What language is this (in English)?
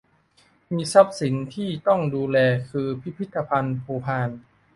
Thai